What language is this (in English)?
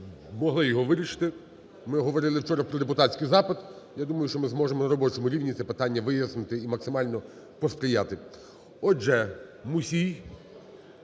Ukrainian